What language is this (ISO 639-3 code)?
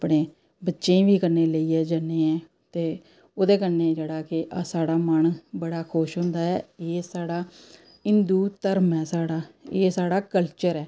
doi